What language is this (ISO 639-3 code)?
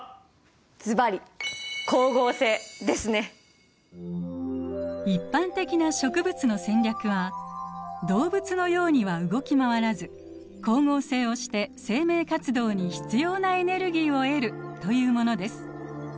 jpn